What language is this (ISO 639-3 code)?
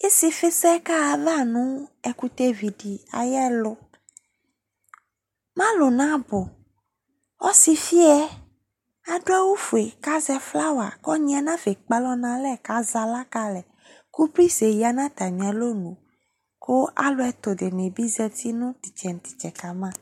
kpo